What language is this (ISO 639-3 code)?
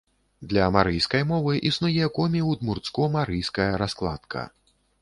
bel